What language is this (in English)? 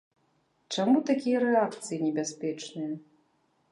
Belarusian